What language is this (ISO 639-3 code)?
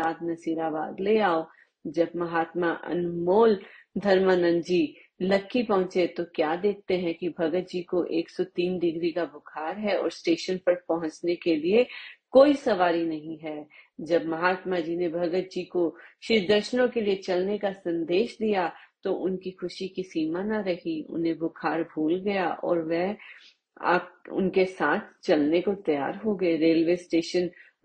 hin